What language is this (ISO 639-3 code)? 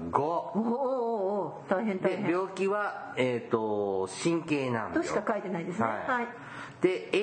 jpn